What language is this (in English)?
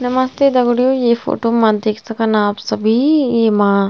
Garhwali